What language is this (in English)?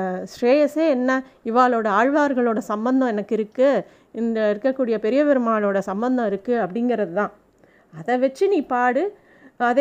Tamil